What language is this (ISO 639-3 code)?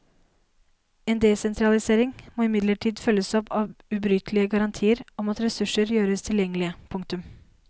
nor